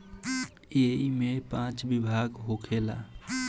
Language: Bhojpuri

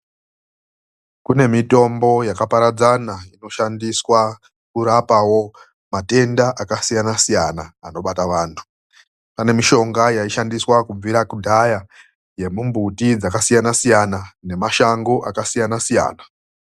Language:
Ndau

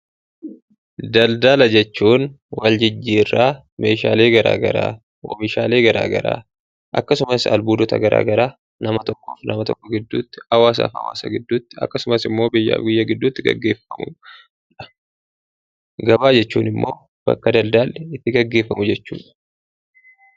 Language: Oromo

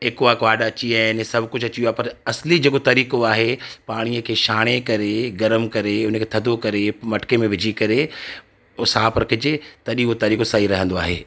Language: Sindhi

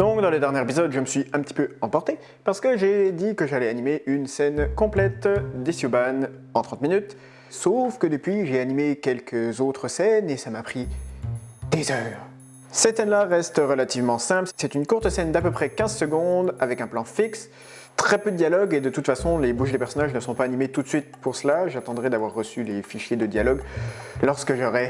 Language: French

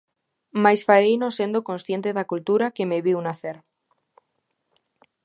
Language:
Galician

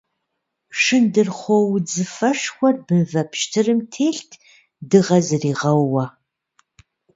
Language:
Kabardian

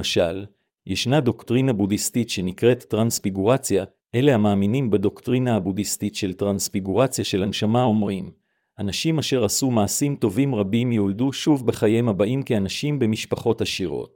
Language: Hebrew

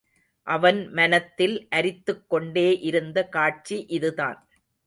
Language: Tamil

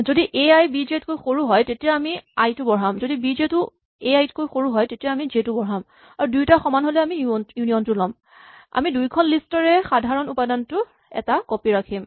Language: Assamese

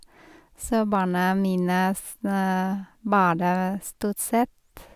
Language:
Norwegian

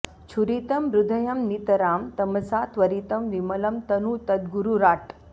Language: Sanskrit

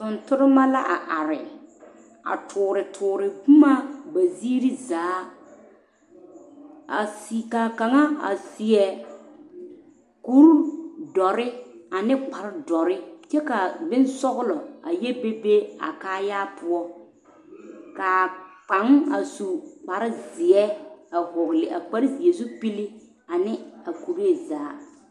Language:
Southern Dagaare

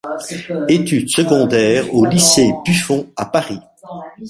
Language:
French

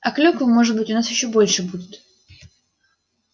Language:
Russian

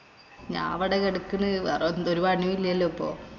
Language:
Malayalam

